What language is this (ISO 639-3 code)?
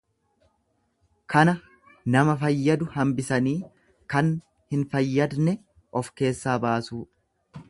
orm